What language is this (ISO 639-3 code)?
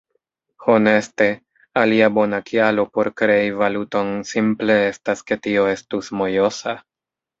epo